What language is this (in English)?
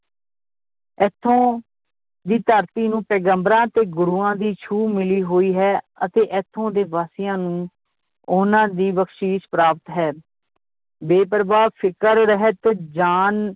Punjabi